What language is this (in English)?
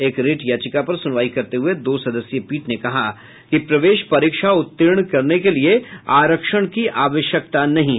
Hindi